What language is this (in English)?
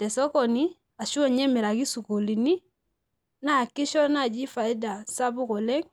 Masai